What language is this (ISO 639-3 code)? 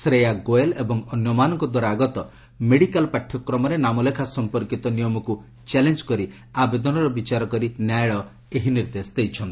ori